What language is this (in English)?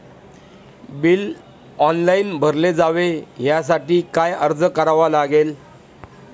Marathi